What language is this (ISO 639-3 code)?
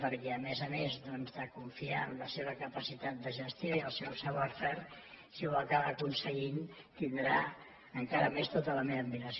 cat